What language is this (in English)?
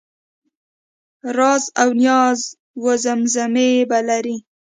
Pashto